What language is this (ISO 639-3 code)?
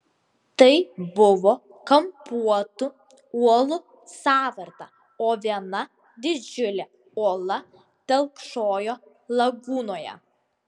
lit